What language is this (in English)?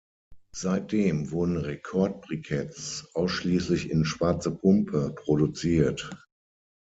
German